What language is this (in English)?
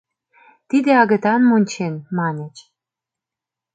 Mari